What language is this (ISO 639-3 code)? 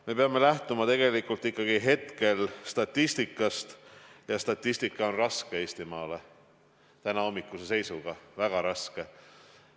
est